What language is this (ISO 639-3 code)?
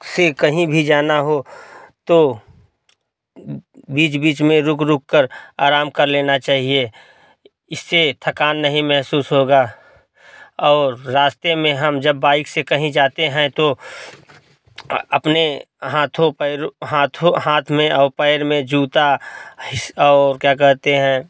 hin